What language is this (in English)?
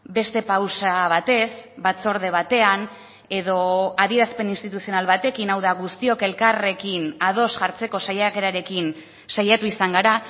Basque